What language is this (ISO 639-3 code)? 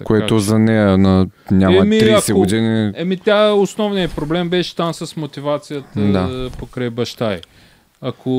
bul